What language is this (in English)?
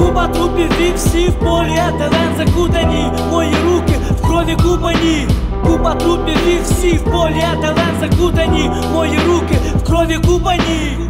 Ukrainian